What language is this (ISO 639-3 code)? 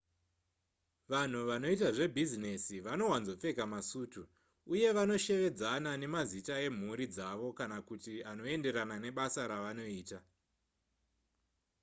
sna